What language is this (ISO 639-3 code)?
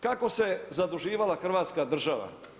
hrv